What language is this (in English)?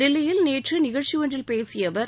Tamil